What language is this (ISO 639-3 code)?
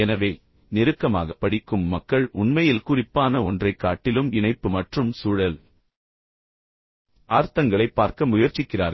tam